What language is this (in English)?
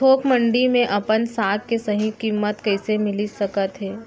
Chhattisgarhi